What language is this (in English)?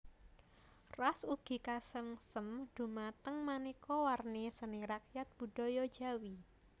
Javanese